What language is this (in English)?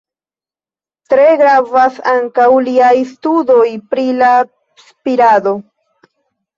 Esperanto